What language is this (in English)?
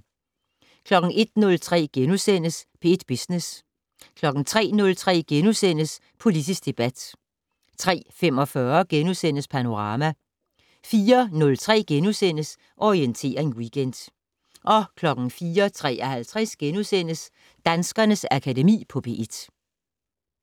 Danish